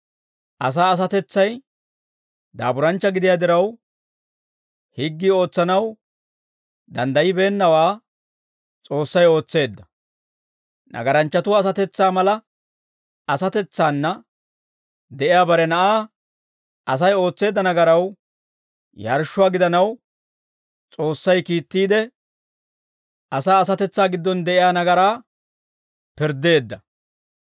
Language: Dawro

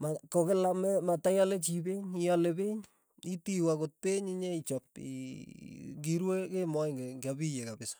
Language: Tugen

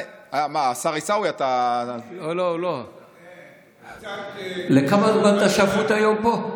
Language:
Hebrew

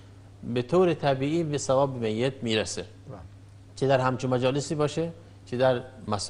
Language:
Persian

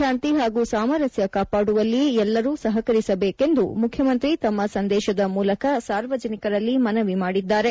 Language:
Kannada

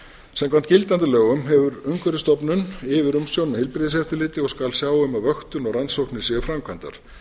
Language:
Icelandic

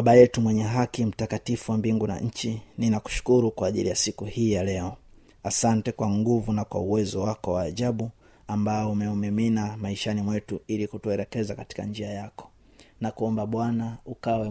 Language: Swahili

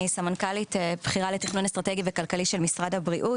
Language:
Hebrew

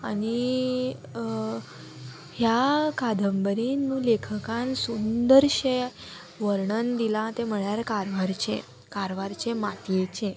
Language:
Konkani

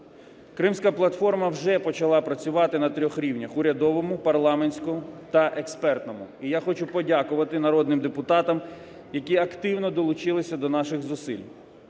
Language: Ukrainian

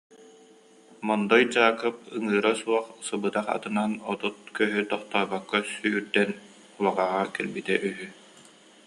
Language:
Yakut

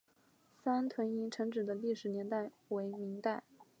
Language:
Chinese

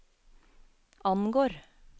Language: Norwegian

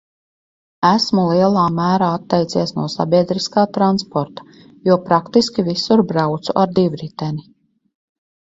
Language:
Latvian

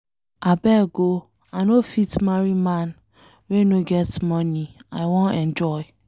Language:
Nigerian Pidgin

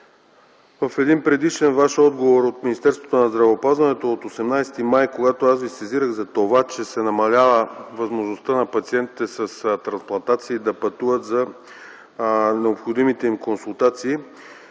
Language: Bulgarian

